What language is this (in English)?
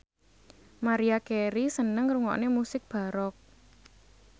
Javanese